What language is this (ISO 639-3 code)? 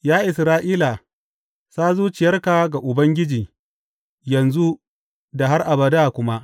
hau